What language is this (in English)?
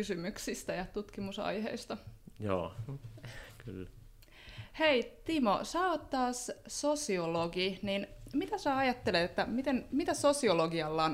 Finnish